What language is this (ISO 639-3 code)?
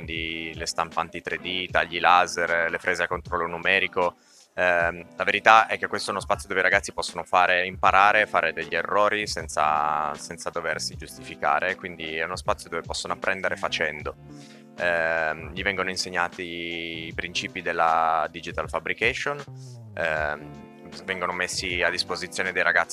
ita